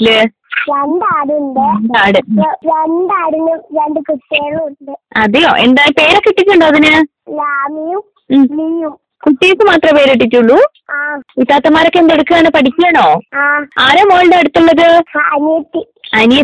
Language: Malayalam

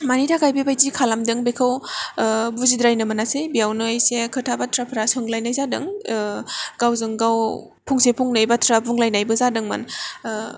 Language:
Bodo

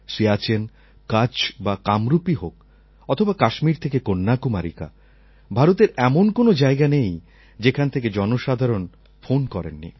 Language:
Bangla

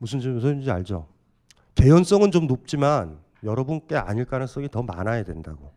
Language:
Korean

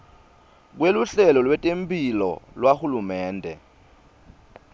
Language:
Swati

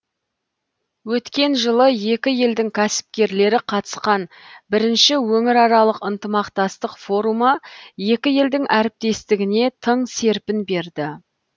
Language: Kazakh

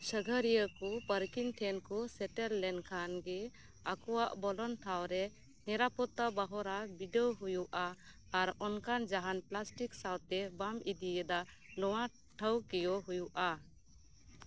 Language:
Santali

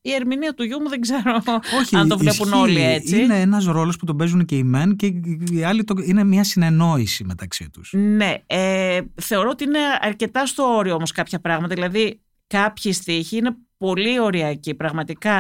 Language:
Greek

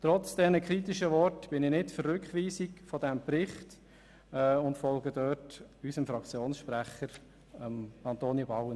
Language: Swiss German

